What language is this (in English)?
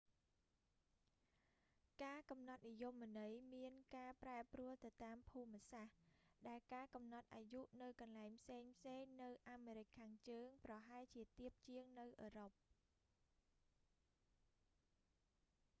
Khmer